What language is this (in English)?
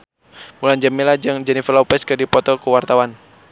Sundanese